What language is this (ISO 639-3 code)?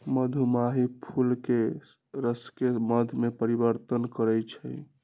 mag